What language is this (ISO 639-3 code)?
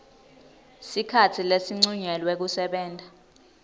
ssw